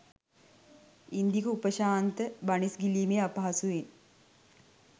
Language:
Sinhala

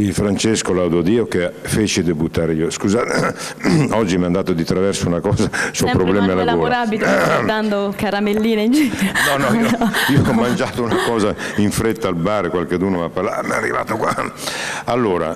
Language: Italian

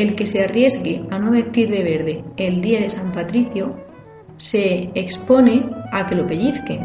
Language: Spanish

